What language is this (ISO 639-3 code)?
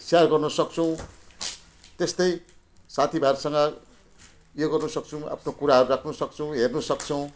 nep